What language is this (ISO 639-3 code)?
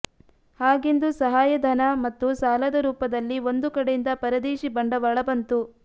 kan